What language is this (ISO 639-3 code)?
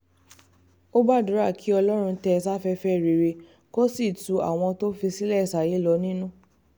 yor